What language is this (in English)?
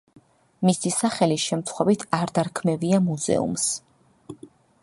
Georgian